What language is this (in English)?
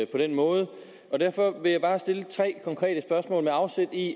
Danish